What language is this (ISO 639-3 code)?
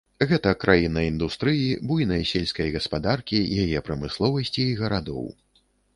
bel